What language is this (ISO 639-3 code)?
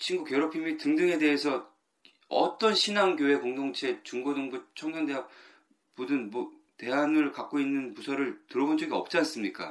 kor